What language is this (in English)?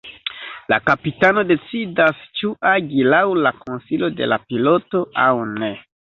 Esperanto